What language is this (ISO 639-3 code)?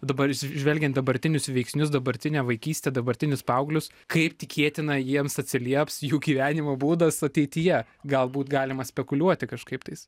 lit